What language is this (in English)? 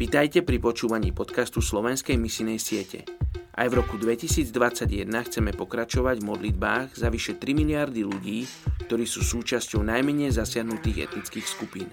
Slovak